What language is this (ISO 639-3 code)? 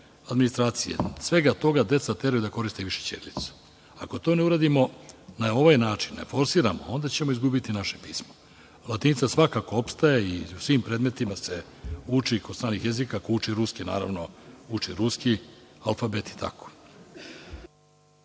srp